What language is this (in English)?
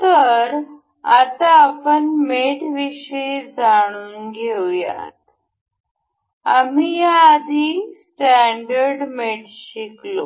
Marathi